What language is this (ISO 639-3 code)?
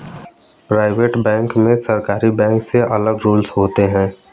hin